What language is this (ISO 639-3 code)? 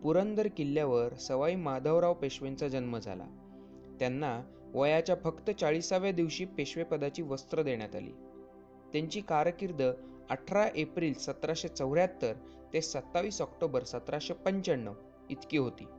mar